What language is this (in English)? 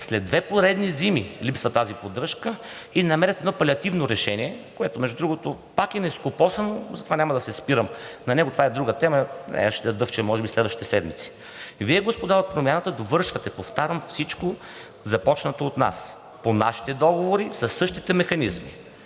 Bulgarian